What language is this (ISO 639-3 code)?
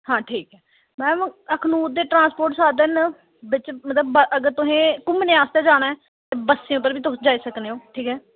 doi